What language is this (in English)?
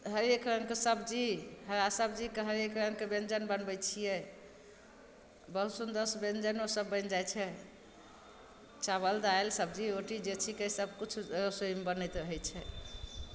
Maithili